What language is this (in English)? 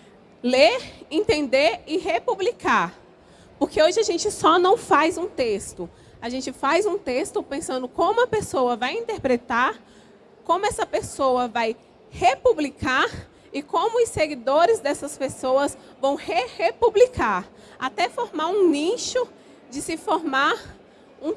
Portuguese